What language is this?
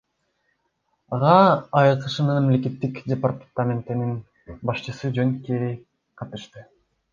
Kyrgyz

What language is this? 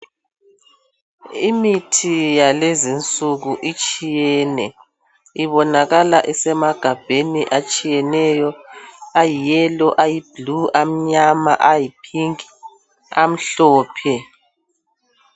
North Ndebele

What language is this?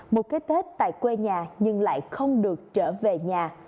Vietnamese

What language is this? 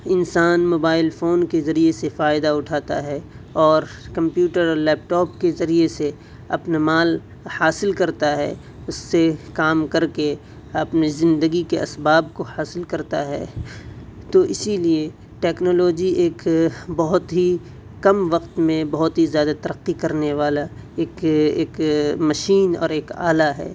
Urdu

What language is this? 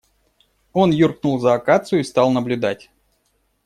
Russian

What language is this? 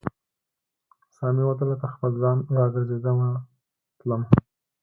Pashto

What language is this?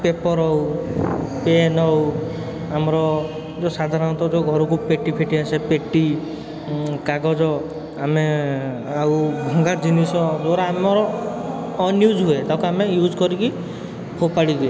Odia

